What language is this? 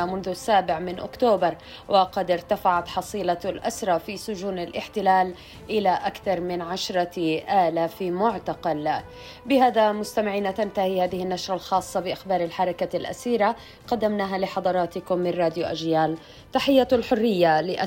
Arabic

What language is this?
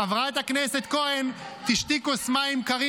Hebrew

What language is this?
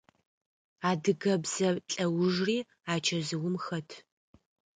Adyghe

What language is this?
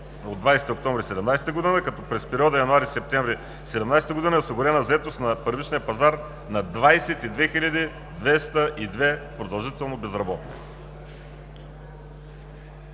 Bulgarian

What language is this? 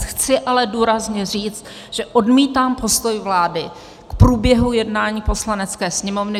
Czech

